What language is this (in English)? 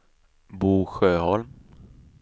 Swedish